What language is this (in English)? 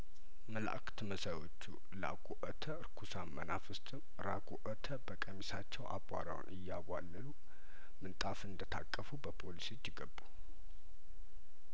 Amharic